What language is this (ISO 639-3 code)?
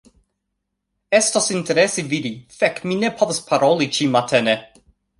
epo